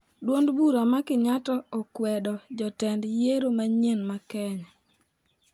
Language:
Luo (Kenya and Tanzania)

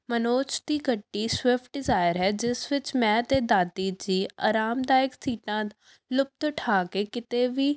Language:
Punjabi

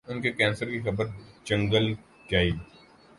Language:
Urdu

